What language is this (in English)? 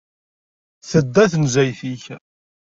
Kabyle